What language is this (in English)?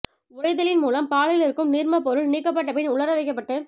Tamil